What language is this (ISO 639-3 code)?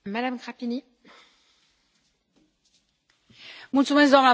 ron